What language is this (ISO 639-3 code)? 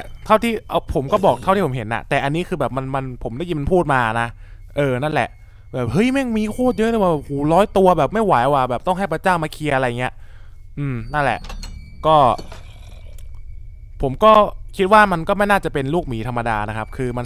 tha